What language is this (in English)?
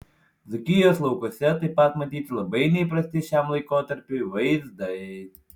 Lithuanian